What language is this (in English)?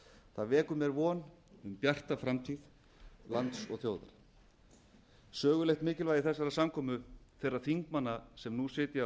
Icelandic